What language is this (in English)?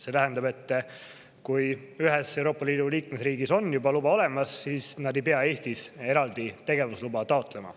Estonian